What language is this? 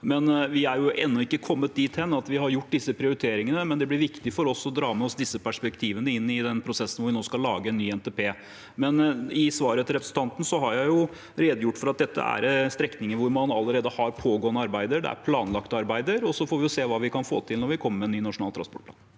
Norwegian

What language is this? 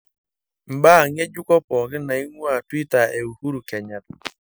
Masai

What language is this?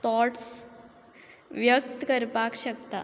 Konkani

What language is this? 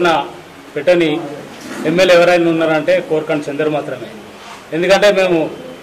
Telugu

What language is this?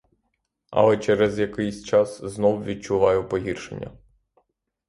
Ukrainian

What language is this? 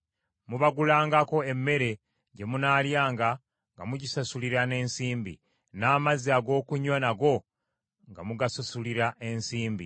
Ganda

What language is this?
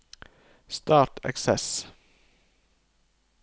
Norwegian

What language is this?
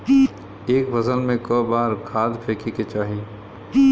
Bhojpuri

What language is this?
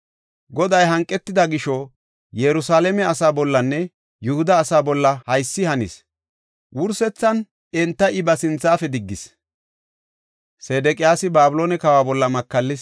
Gofa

